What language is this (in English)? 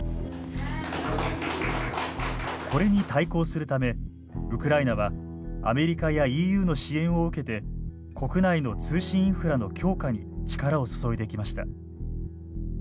Japanese